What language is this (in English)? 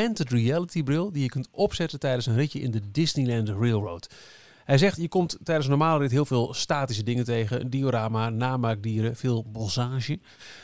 Dutch